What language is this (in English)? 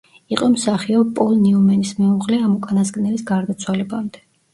Georgian